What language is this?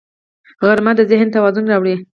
Pashto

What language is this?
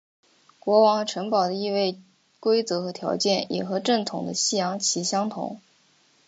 Chinese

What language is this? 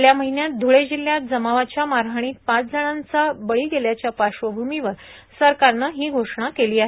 Marathi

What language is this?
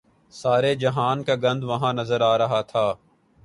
Urdu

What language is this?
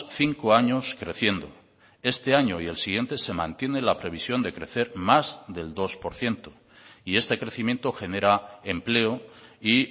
Spanish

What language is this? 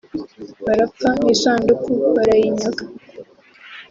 Kinyarwanda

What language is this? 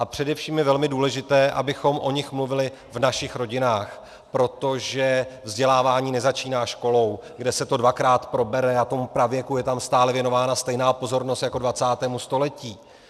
Czech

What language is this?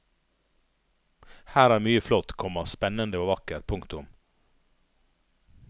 Norwegian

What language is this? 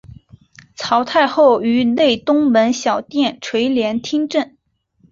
Chinese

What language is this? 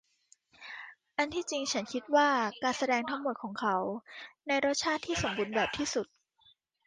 Thai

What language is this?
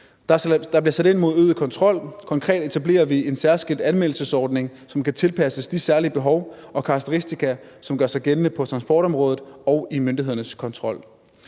Danish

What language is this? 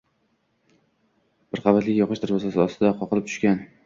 Uzbek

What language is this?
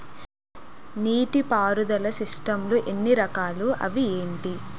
Telugu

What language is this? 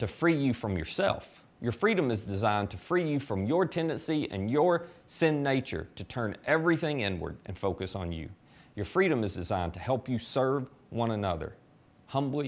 English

